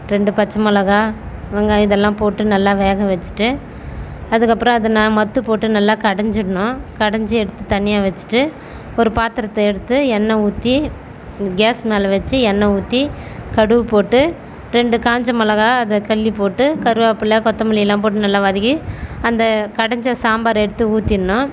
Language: Tamil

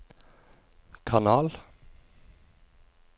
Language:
Norwegian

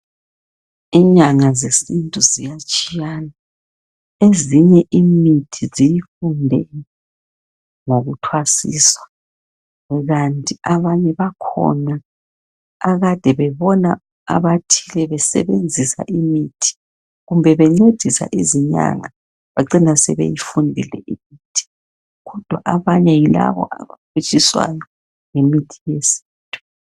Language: North Ndebele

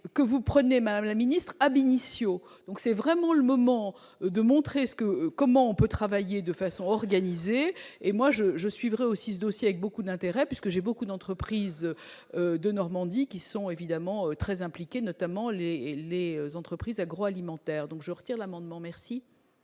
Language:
French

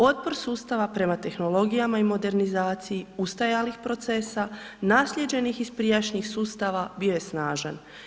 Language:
Croatian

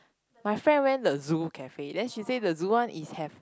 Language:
English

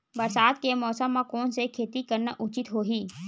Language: Chhattisgarhi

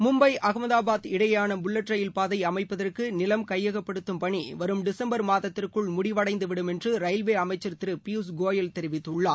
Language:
Tamil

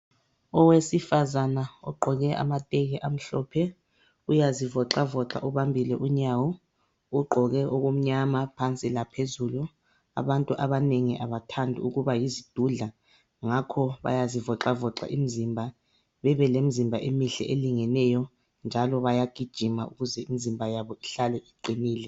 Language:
North Ndebele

